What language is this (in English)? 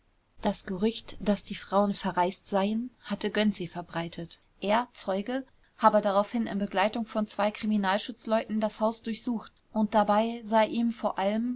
German